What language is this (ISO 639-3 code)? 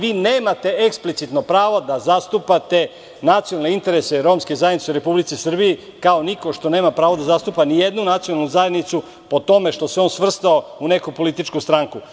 srp